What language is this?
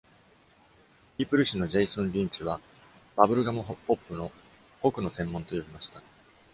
Japanese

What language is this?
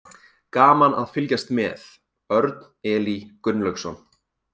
Icelandic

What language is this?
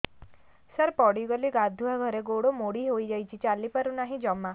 Odia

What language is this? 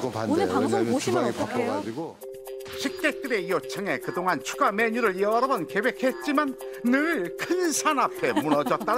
Korean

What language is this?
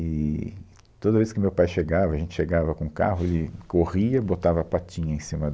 Portuguese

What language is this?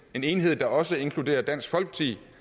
Danish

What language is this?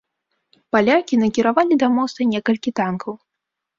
Belarusian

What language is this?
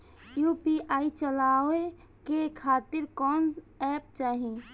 Bhojpuri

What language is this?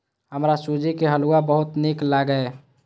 Maithili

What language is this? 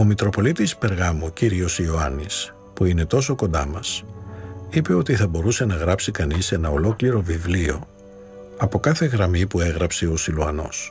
Greek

